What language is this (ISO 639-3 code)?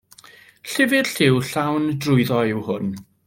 cym